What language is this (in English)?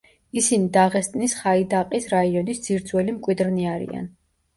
Georgian